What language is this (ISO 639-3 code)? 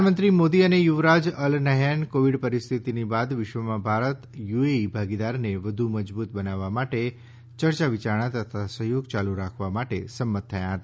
guj